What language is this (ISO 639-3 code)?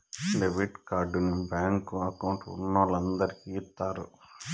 tel